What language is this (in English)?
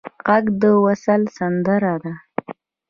Pashto